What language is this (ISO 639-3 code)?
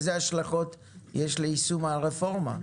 heb